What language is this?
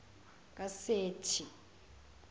Zulu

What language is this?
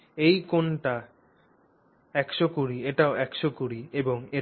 Bangla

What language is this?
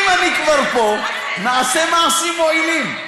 Hebrew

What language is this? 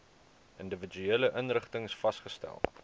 Afrikaans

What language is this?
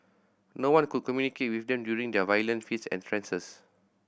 English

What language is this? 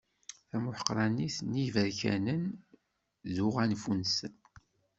Kabyle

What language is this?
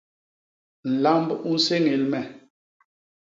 Basaa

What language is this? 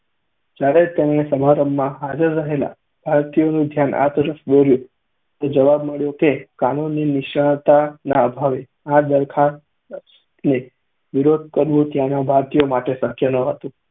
Gujarati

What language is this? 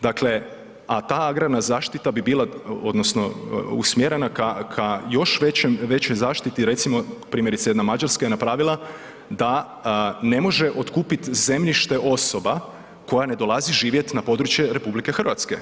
Croatian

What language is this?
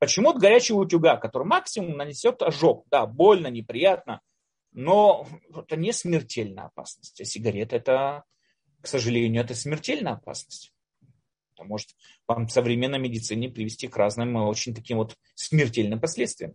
Russian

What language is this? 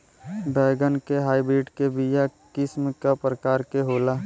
Bhojpuri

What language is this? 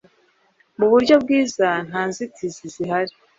Kinyarwanda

